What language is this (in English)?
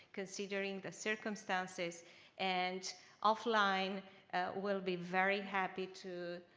English